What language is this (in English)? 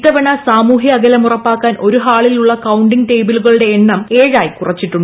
Malayalam